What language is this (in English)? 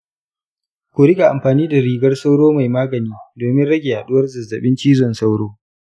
Hausa